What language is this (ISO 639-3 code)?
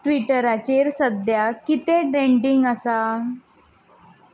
kok